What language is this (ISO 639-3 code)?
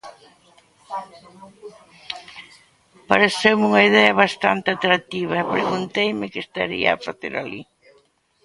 glg